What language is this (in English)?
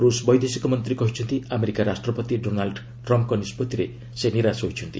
Odia